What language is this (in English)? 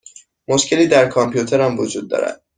Persian